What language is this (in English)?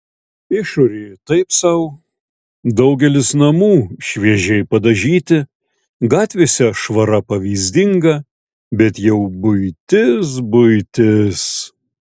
Lithuanian